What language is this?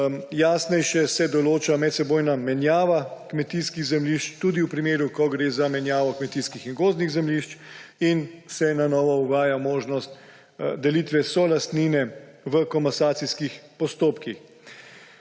Slovenian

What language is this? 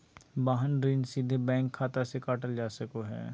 Magahi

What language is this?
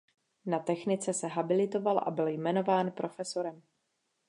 Czech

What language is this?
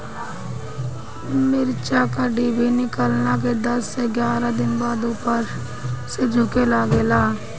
Bhojpuri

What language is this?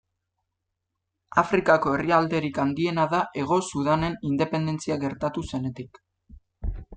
Basque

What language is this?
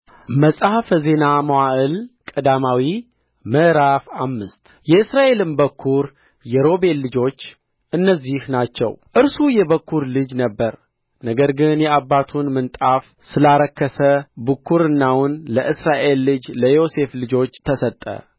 Amharic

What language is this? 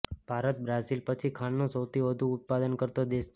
Gujarati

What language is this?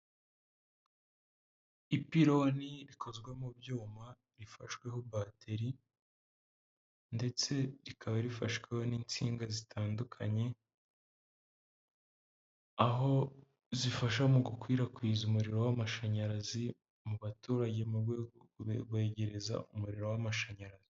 Kinyarwanda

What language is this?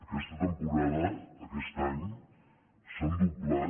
Catalan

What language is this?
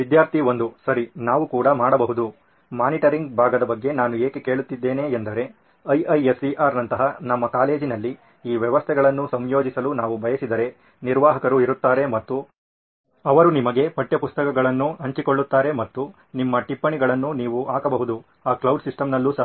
Kannada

